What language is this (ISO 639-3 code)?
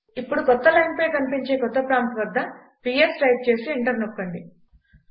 tel